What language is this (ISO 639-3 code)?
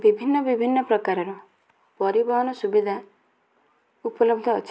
ori